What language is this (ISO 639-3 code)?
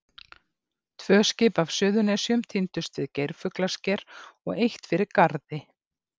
isl